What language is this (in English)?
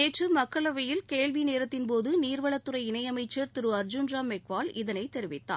Tamil